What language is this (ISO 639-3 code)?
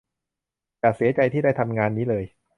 tha